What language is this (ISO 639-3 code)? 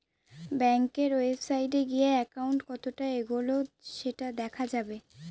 ben